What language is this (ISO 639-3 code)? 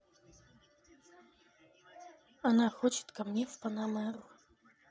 rus